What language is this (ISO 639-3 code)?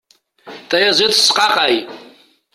kab